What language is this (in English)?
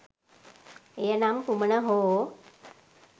Sinhala